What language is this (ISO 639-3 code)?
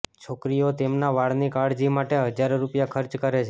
guj